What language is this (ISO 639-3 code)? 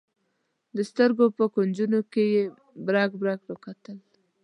pus